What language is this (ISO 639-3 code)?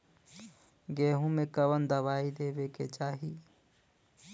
bho